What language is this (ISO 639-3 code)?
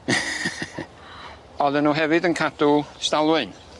cym